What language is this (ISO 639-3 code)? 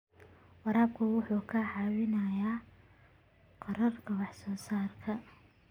som